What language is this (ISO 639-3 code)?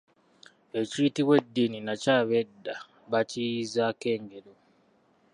lug